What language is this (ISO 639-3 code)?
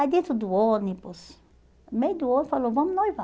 por